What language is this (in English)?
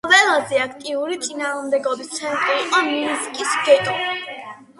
Georgian